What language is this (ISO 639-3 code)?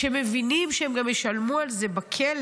heb